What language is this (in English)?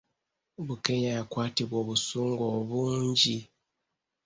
Ganda